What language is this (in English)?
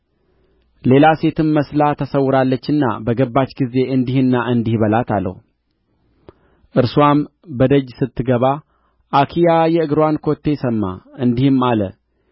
Amharic